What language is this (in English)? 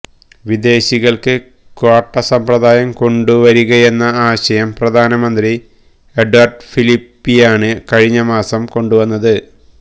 Malayalam